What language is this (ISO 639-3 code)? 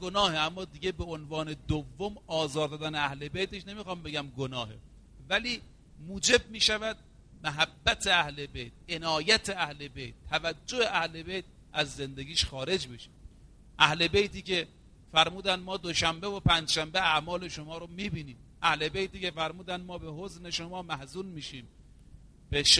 fas